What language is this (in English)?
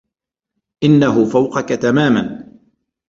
Arabic